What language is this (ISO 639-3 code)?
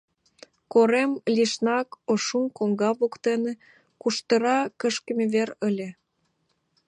chm